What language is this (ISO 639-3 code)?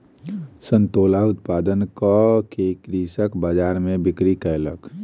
mai